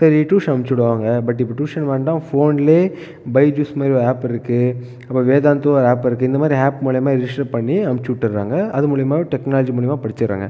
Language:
Tamil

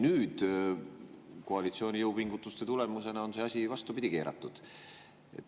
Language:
Estonian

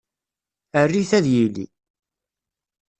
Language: Kabyle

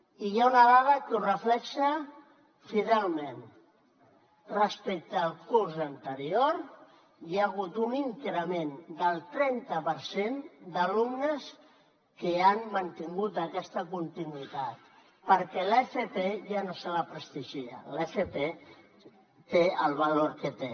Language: Catalan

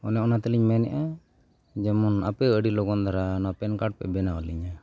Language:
Santali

